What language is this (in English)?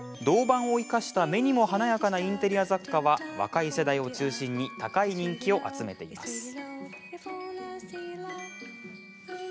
Japanese